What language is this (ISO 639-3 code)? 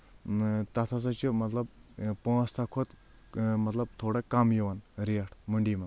kas